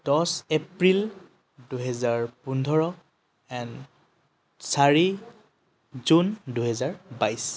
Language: Assamese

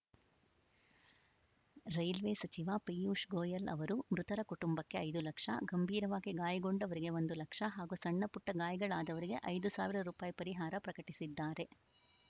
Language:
Kannada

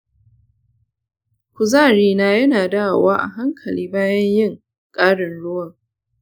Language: Hausa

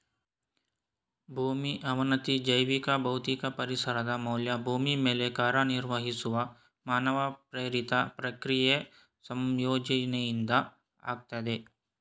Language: Kannada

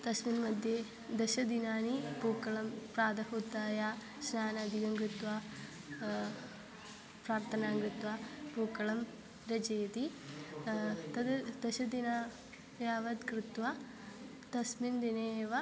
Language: Sanskrit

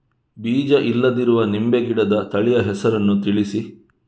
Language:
Kannada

